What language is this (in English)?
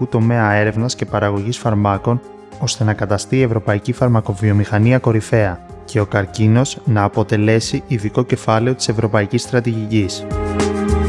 Greek